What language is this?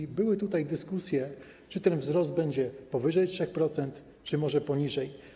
Polish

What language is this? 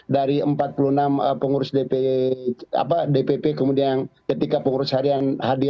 Indonesian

